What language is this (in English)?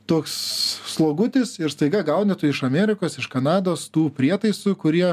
Lithuanian